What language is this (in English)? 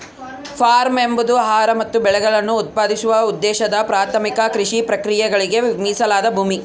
Kannada